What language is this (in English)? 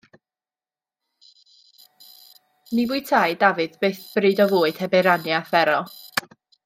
Welsh